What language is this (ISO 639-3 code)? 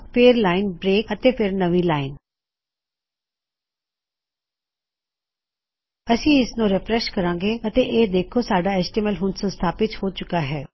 pan